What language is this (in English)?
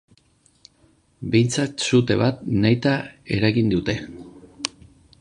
Basque